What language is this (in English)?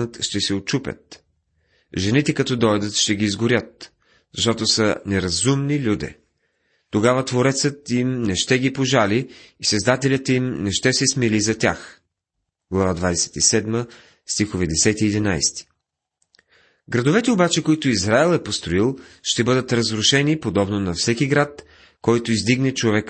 Bulgarian